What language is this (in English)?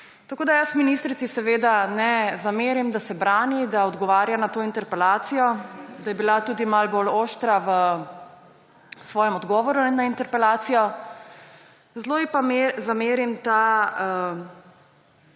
Slovenian